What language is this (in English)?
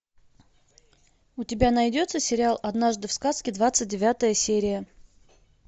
Russian